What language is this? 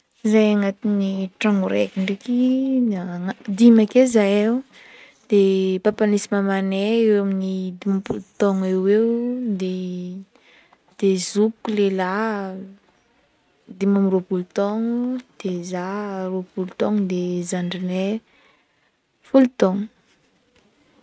Northern Betsimisaraka Malagasy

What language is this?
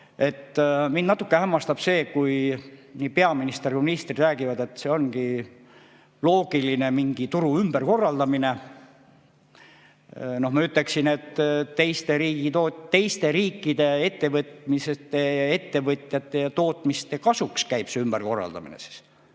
Estonian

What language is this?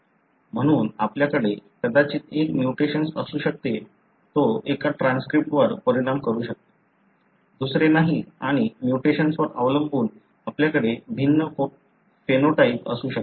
Marathi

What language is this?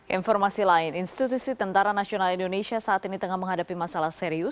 Indonesian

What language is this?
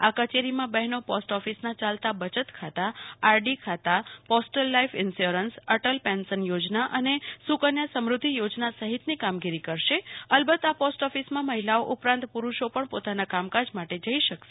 Gujarati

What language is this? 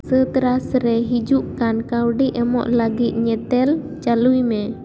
Santali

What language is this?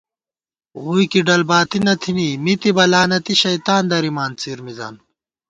Gawar-Bati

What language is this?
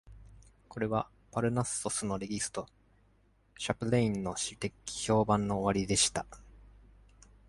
Japanese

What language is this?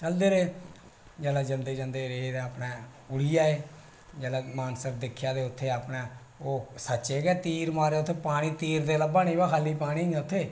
Dogri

